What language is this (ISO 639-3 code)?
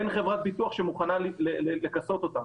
heb